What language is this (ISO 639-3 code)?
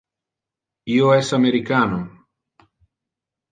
ina